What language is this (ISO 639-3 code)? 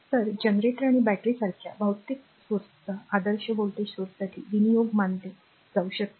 mar